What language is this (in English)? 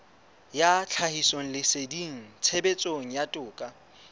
Southern Sotho